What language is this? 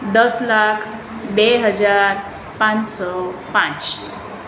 Gujarati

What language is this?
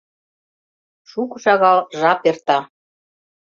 Mari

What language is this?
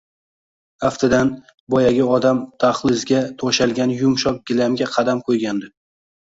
Uzbek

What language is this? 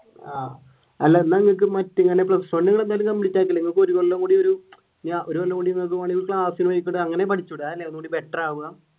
Malayalam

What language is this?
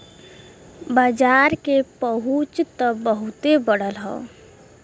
Bhojpuri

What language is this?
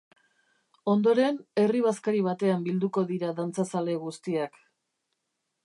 Basque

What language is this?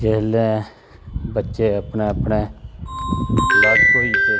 Dogri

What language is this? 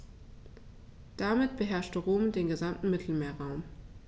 German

